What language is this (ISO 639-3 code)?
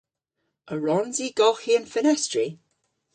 cor